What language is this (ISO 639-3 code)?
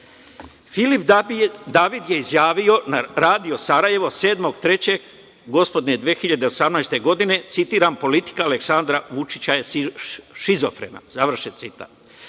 srp